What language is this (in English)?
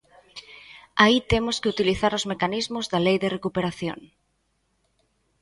Galician